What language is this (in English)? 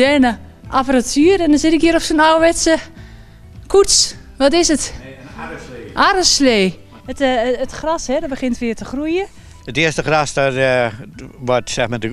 Dutch